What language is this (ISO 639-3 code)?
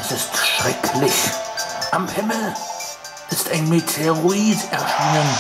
deu